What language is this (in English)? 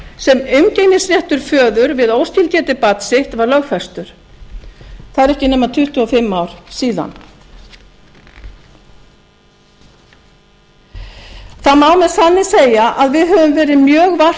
Icelandic